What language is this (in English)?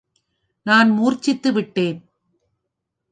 Tamil